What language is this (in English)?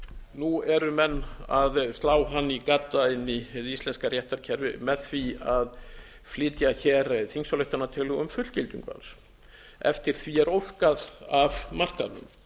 Icelandic